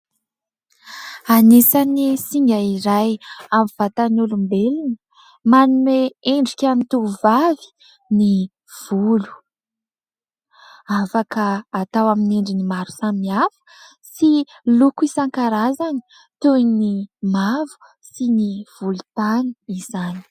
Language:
Malagasy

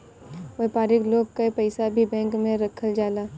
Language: Bhojpuri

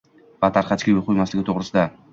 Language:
Uzbek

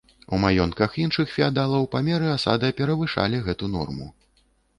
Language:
Belarusian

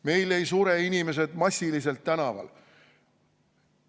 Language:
Estonian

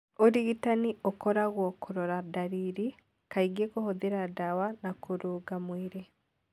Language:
Kikuyu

